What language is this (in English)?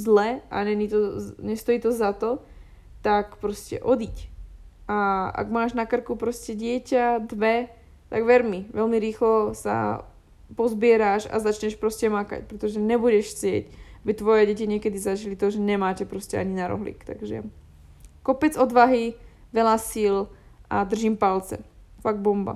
Slovak